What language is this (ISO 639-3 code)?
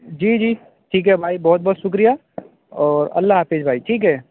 urd